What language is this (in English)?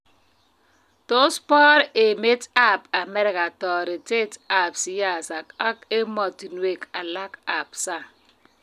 Kalenjin